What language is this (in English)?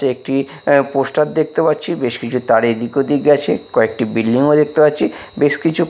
Bangla